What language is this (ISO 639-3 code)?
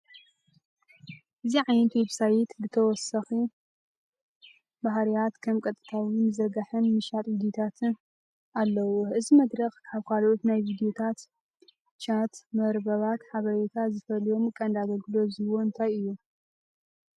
tir